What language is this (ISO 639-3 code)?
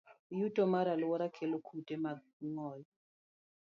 luo